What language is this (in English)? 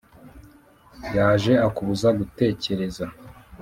Kinyarwanda